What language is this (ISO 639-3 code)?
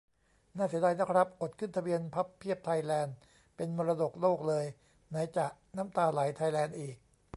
tha